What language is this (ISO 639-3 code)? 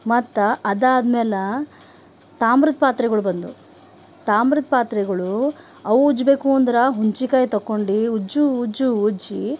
kan